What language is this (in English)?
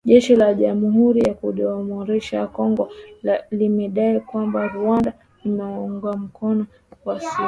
Swahili